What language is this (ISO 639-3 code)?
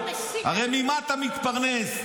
heb